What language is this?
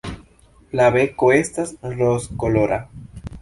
Esperanto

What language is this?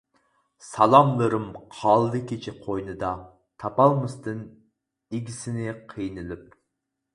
Uyghur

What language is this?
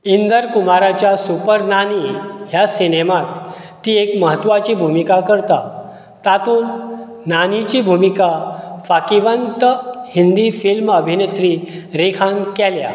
Konkani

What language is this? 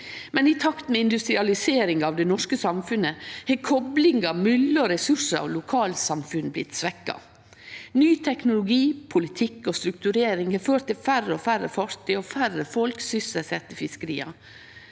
Norwegian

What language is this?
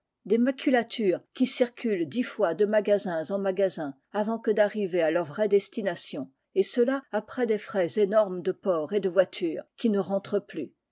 French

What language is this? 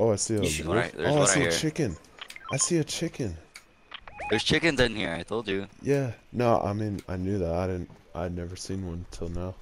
English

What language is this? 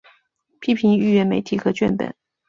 Chinese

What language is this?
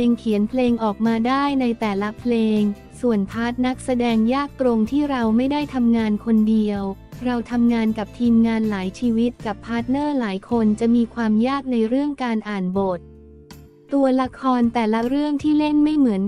Thai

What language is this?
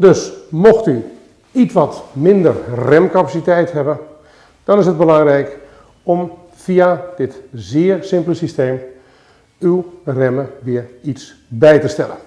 Dutch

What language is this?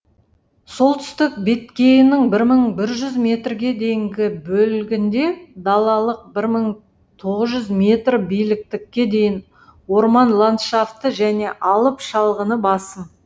Kazakh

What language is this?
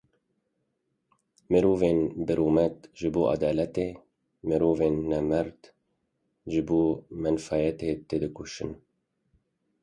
Kurdish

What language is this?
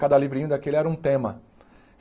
Portuguese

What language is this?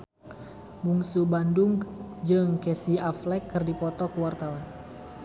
Sundanese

